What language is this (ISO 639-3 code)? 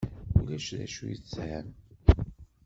kab